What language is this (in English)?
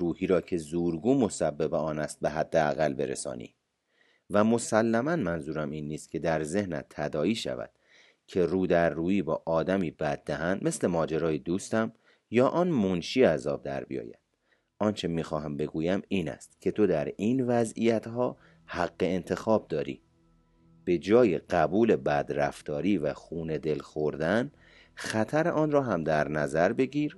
Persian